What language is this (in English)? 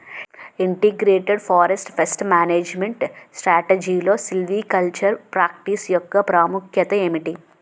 Telugu